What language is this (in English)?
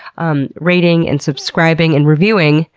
English